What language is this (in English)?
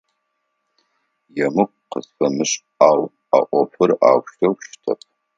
Adyghe